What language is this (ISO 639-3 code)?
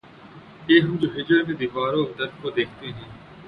urd